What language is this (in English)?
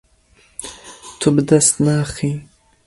Kurdish